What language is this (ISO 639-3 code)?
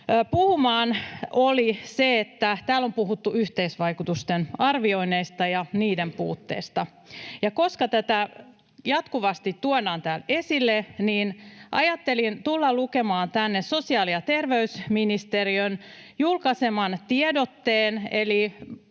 fin